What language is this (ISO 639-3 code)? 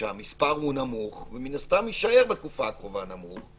heb